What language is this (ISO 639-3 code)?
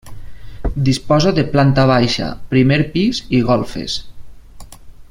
cat